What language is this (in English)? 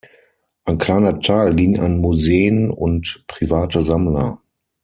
German